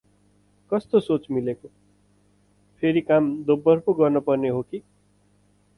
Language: Nepali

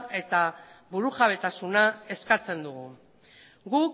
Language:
Basque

